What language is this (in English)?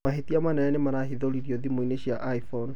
Kikuyu